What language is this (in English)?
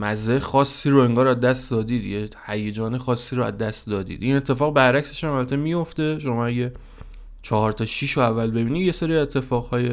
Persian